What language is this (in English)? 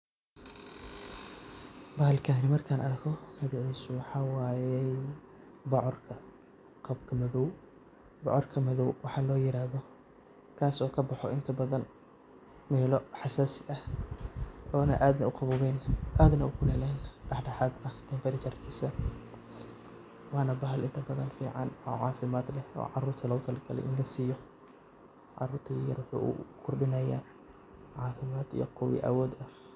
Somali